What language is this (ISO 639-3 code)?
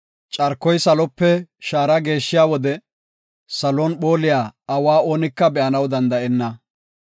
gof